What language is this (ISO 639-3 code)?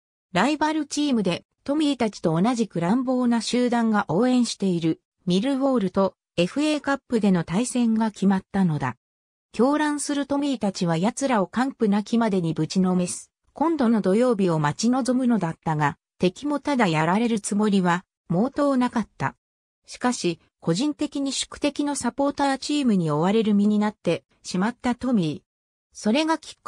jpn